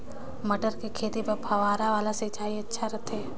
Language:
Chhattisgarhi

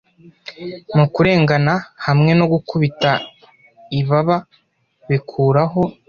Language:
Kinyarwanda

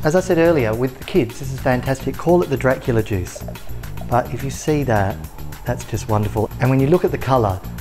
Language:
English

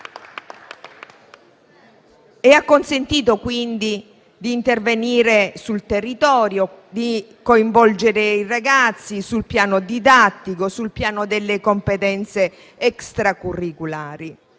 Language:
Italian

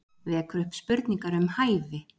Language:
Icelandic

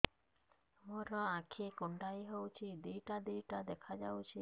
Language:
Odia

